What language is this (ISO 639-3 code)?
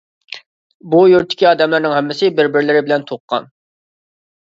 uig